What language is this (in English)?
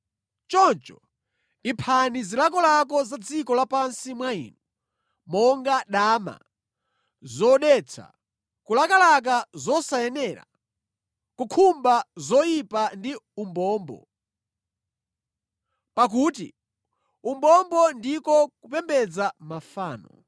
Nyanja